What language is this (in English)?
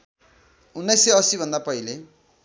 Nepali